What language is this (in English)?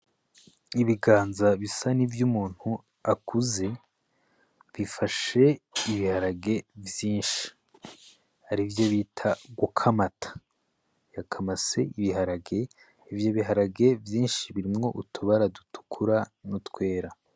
Rundi